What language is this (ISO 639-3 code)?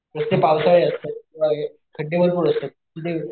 mar